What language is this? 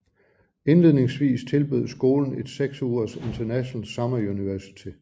Danish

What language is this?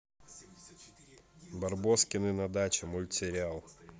Russian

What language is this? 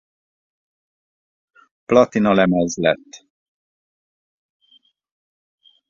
Hungarian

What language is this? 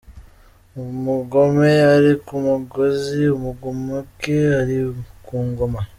Kinyarwanda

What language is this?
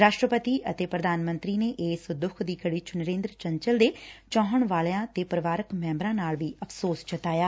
Punjabi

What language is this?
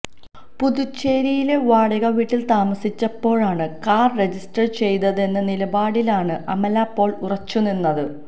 Malayalam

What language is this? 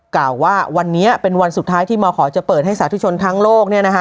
Thai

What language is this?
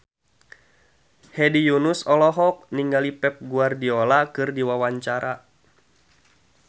Sundanese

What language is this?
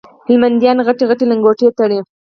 Pashto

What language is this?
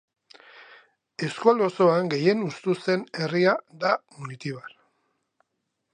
Basque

